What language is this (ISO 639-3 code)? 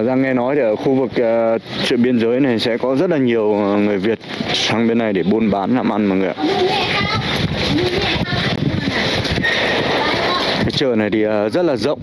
vie